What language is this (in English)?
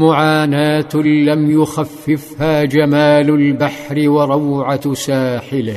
Arabic